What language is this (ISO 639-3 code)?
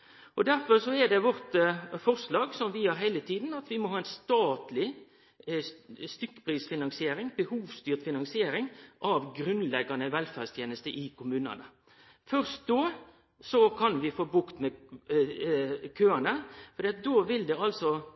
nno